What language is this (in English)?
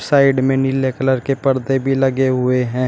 Hindi